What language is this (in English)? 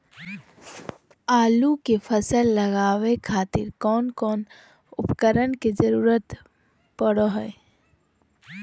Magahi